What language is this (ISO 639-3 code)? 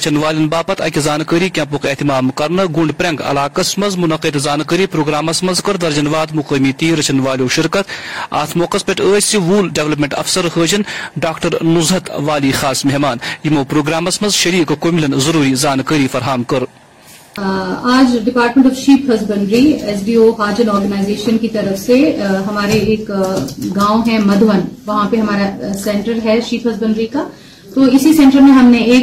urd